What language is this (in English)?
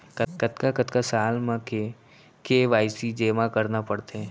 Chhattisgarhi